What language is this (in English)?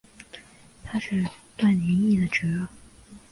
Chinese